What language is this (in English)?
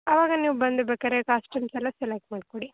Kannada